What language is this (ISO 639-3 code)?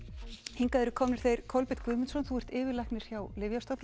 isl